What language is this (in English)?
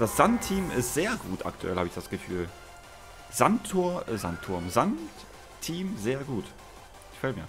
German